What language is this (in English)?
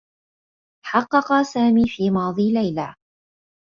Arabic